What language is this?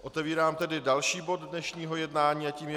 Czech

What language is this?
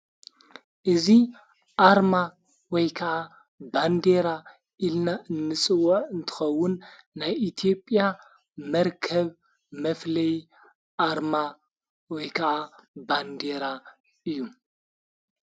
Tigrinya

